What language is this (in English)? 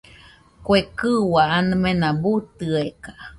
Nüpode Huitoto